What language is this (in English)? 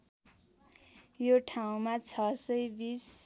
Nepali